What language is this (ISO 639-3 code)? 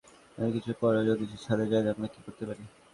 ben